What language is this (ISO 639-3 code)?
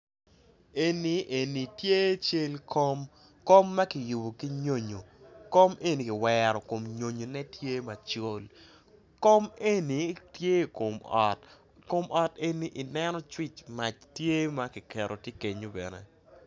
ach